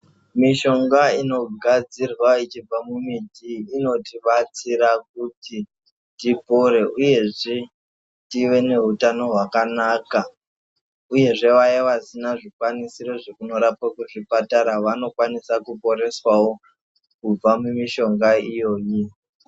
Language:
Ndau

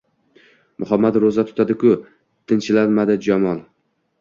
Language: Uzbek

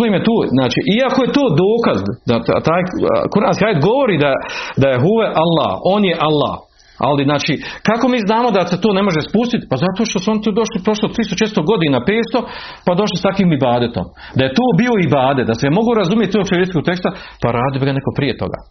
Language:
Croatian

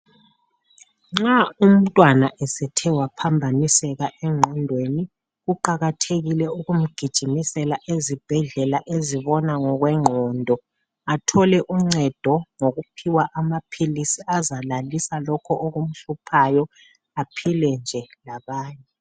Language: North Ndebele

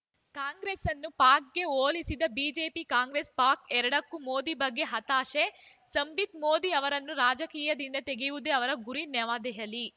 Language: Kannada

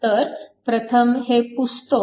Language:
Marathi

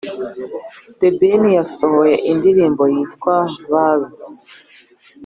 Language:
Kinyarwanda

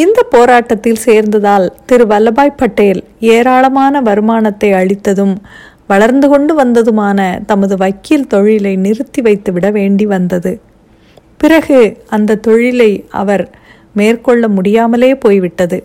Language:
Tamil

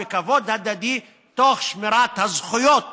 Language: Hebrew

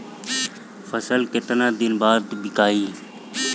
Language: Bhojpuri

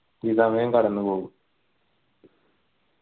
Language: Malayalam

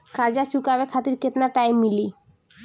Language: Bhojpuri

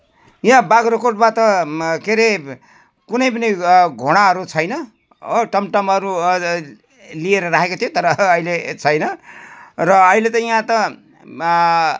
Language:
Nepali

